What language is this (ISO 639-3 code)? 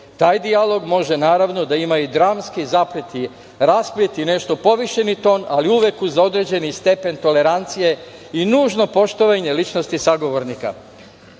srp